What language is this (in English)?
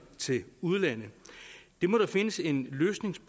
Danish